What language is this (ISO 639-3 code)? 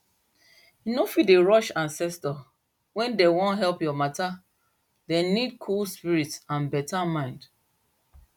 pcm